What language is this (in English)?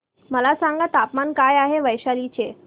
Marathi